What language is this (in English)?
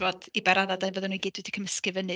Welsh